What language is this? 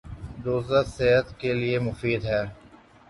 Urdu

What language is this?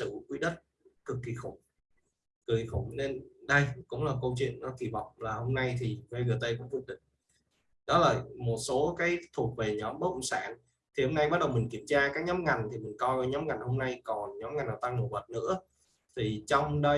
Vietnamese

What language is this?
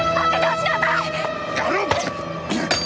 Japanese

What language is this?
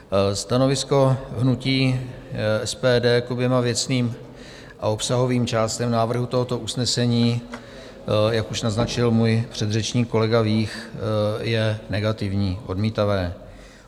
Czech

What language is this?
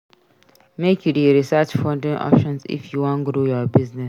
Nigerian Pidgin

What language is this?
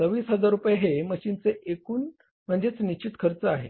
Marathi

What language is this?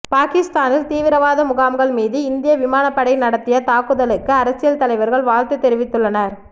Tamil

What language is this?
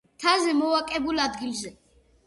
Georgian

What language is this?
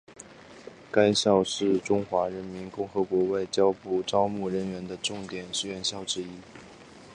Chinese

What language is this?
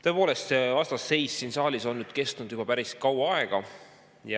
Estonian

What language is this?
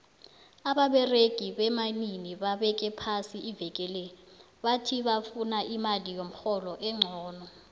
South Ndebele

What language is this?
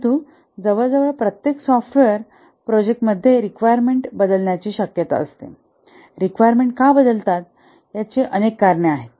Marathi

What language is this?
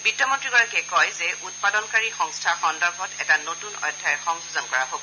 Assamese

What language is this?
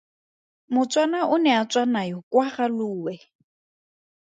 Tswana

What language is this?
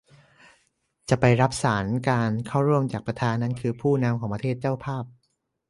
Thai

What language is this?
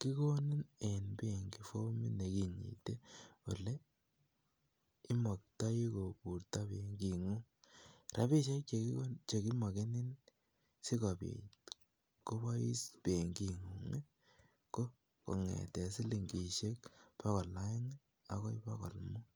Kalenjin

